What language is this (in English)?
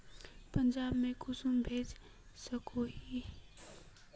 Magahi